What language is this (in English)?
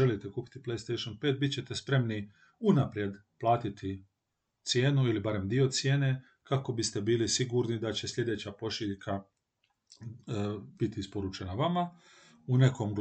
Croatian